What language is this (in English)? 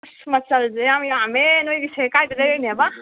Manipuri